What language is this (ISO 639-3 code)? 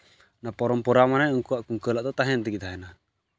sat